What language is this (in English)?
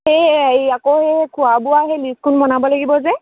Assamese